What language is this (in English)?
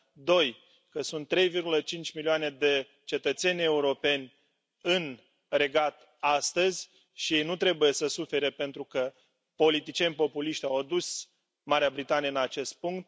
Romanian